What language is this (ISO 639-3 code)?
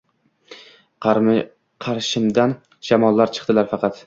uzb